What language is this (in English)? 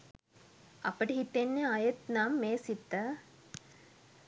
Sinhala